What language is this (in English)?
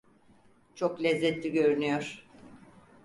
Turkish